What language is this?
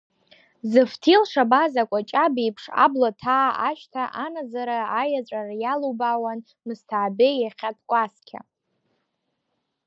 Abkhazian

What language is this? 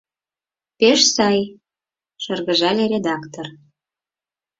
Mari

